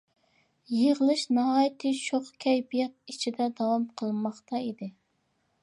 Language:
Uyghur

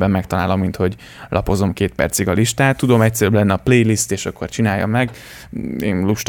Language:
Hungarian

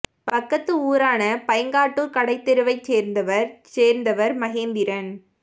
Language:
Tamil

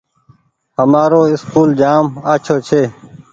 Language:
Goaria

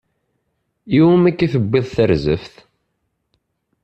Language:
Kabyle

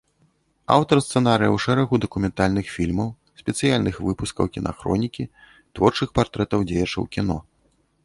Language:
Belarusian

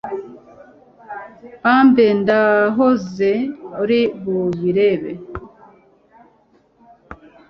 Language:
Kinyarwanda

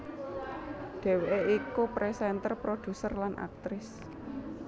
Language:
Javanese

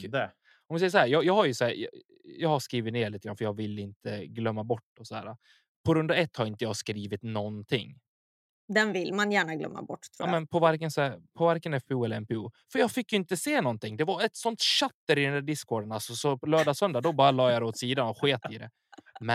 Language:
Swedish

